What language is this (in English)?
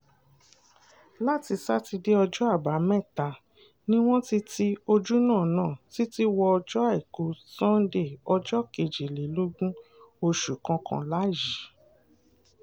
Yoruba